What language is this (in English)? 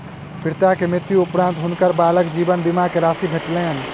Maithili